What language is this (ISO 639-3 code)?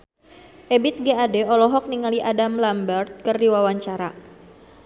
sun